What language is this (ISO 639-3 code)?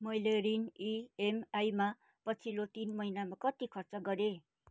nep